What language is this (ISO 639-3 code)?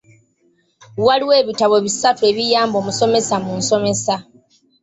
lug